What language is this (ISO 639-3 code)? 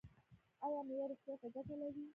pus